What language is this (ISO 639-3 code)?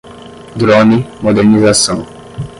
por